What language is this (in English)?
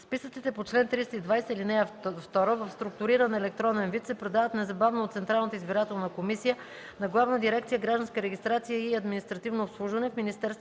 Bulgarian